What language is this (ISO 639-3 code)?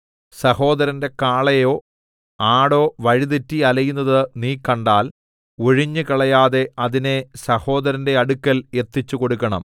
mal